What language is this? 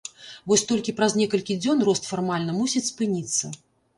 Belarusian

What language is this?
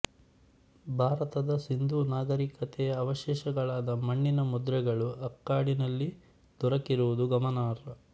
Kannada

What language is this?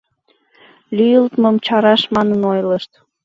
Mari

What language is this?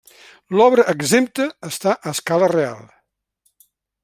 Catalan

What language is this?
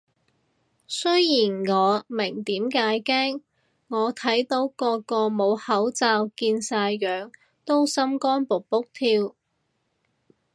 Cantonese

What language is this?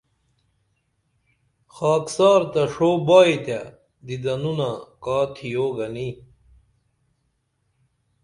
Dameli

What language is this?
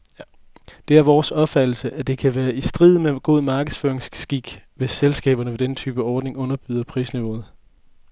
Danish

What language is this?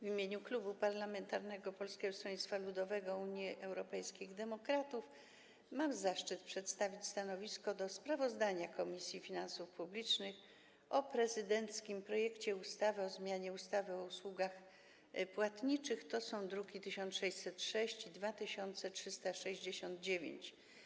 Polish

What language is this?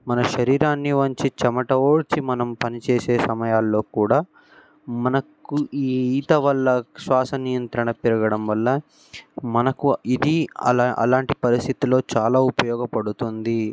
Telugu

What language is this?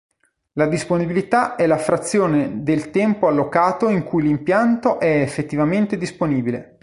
Italian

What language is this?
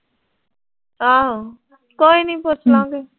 Punjabi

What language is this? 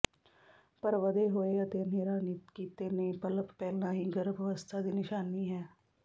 Punjabi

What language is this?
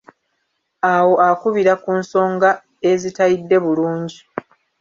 Ganda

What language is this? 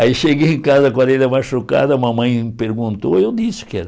Portuguese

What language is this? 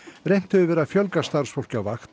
Icelandic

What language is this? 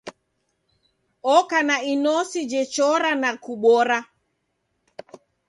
Taita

